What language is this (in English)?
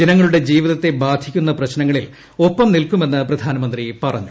Malayalam